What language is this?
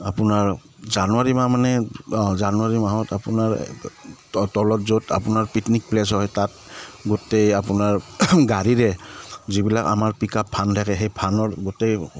Assamese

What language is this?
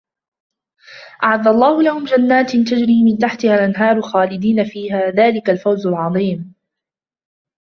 Arabic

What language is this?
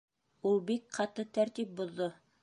Bashkir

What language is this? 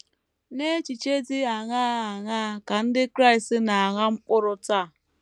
Igbo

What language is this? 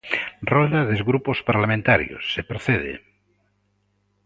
Galician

